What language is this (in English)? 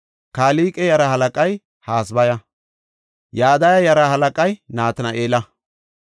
Gofa